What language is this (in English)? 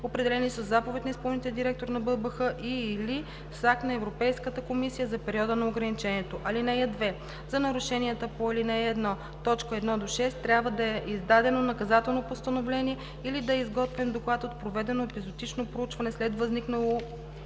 Bulgarian